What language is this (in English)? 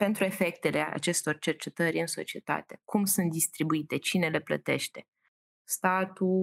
Romanian